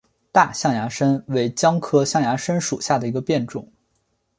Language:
Chinese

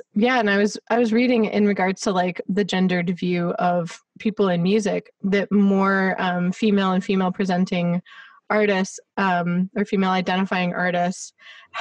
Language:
English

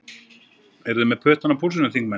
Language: Icelandic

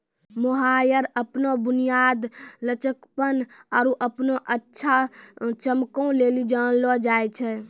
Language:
Maithili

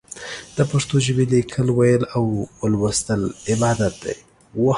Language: Pashto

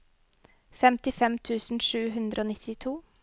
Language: Norwegian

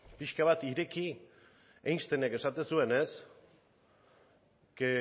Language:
Basque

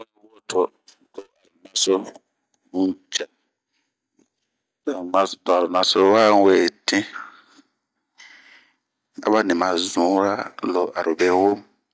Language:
Bomu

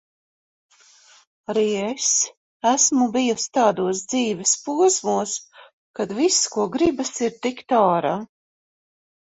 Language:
Latvian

